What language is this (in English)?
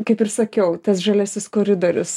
Lithuanian